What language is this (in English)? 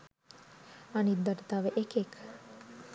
Sinhala